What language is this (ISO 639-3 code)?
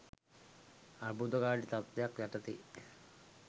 sin